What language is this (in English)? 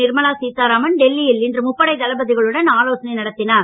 Tamil